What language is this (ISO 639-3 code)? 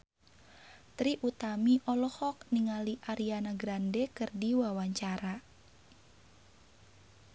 sun